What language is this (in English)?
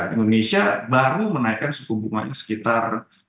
Indonesian